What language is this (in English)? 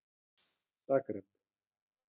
Icelandic